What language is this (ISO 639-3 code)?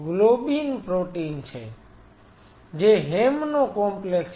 guj